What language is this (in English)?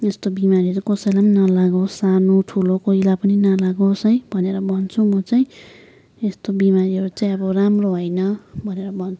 Nepali